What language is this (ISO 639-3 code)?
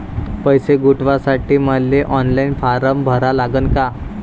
mar